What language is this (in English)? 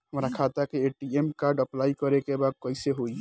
Bhojpuri